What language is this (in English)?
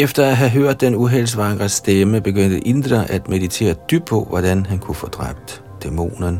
Danish